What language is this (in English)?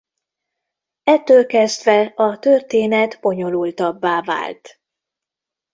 Hungarian